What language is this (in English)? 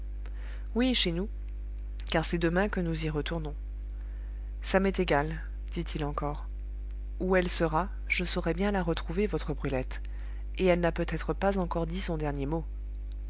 French